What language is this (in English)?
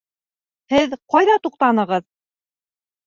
Bashkir